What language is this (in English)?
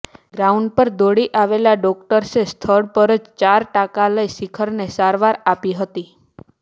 Gujarati